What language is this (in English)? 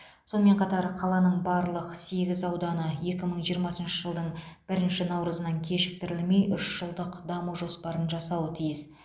Kazakh